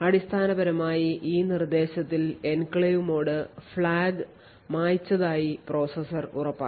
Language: Malayalam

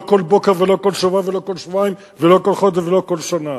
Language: Hebrew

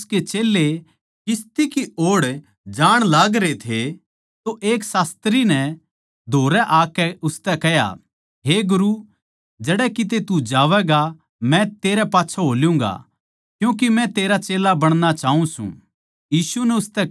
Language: Haryanvi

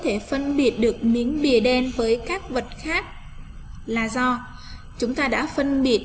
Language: Vietnamese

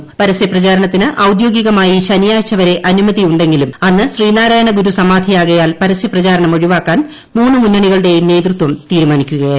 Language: Malayalam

